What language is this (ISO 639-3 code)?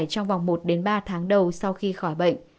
vie